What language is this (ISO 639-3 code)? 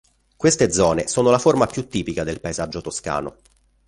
ita